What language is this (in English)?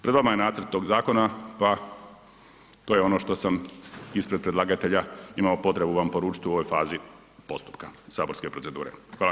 Croatian